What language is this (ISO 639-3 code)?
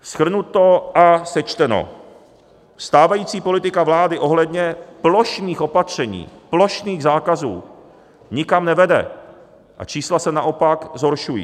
ces